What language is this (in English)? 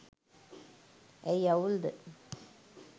Sinhala